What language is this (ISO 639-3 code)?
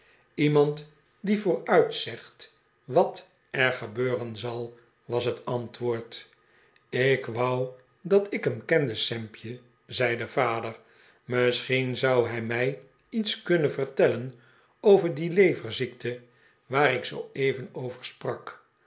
nld